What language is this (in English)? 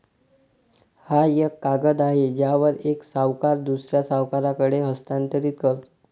Marathi